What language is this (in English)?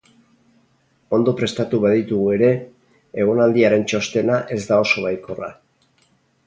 Basque